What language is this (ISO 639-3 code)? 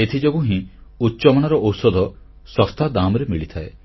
ori